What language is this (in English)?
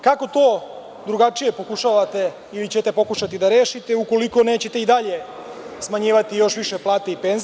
Serbian